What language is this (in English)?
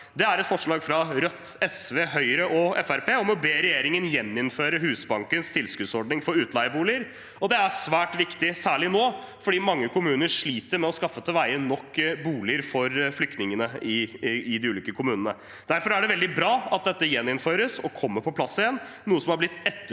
Norwegian